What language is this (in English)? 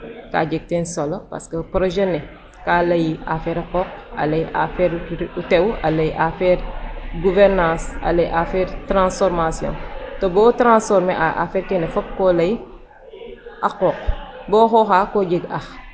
Serer